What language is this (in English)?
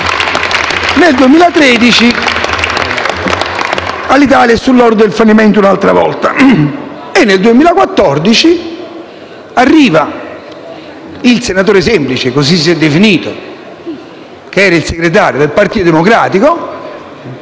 Italian